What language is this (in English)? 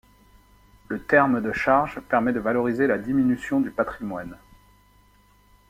French